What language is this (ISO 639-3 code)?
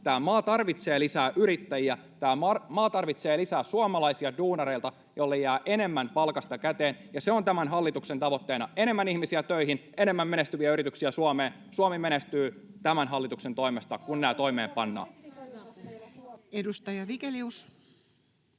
fin